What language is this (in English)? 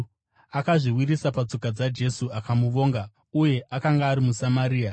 Shona